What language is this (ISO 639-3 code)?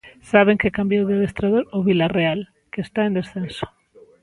glg